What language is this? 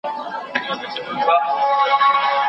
Pashto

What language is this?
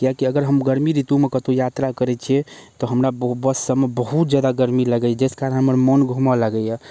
Maithili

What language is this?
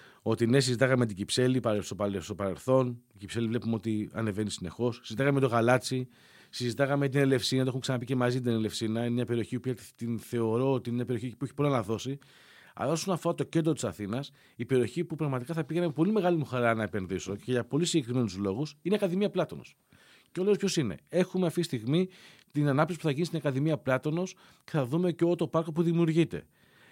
Greek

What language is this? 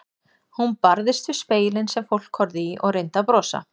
Icelandic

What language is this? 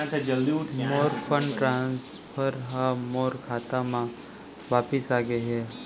Chhattisgarhi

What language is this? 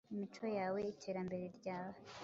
Kinyarwanda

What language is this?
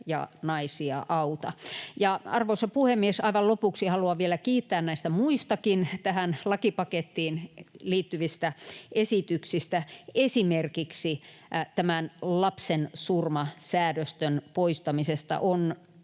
Finnish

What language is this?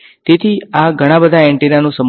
Gujarati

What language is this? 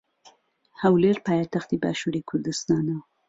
Central Kurdish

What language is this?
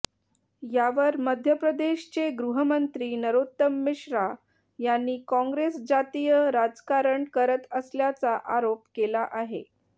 Marathi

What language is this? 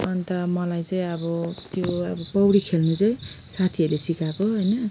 Nepali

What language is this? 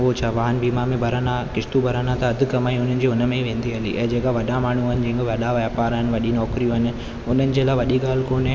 Sindhi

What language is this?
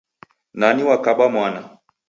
Taita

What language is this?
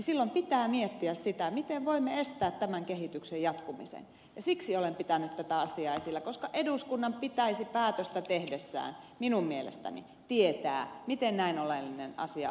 Finnish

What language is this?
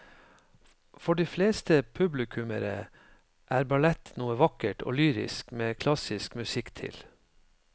Norwegian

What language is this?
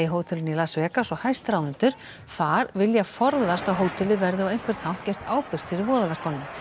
Icelandic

